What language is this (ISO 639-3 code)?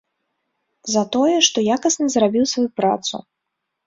bel